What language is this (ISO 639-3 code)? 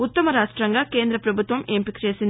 tel